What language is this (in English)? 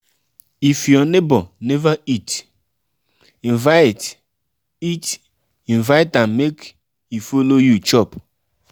Nigerian Pidgin